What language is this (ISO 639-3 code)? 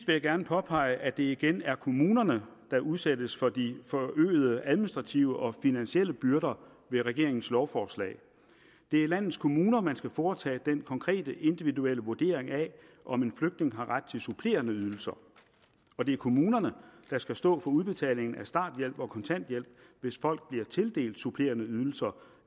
dan